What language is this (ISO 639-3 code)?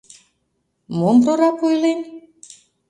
chm